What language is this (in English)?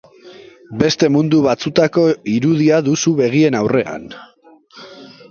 Basque